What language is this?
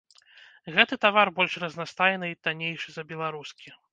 Belarusian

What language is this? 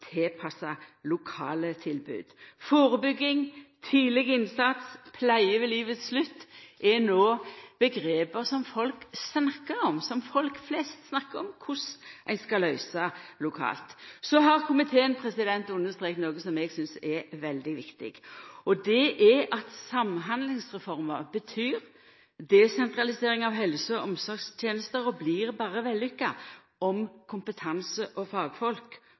Norwegian Nynorsk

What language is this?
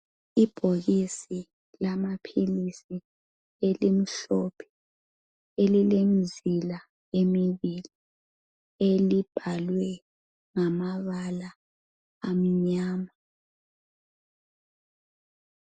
North Ndebele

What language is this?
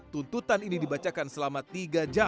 Indonesian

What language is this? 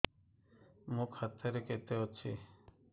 Odia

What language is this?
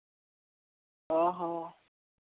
Santali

